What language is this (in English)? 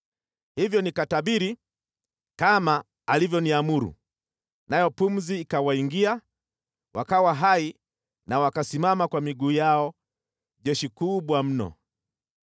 Swahili